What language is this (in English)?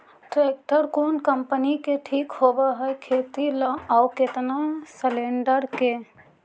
Magahi